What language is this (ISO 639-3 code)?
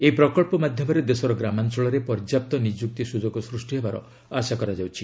ori